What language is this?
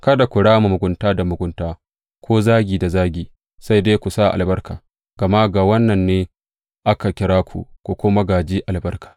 Hausa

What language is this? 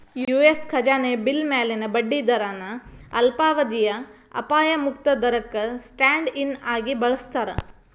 Kannada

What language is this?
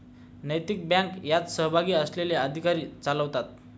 Marathi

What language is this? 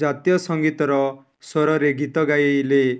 Odia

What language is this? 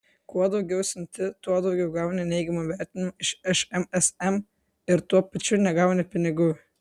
Lithuanian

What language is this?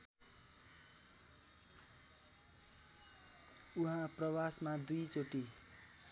Nepali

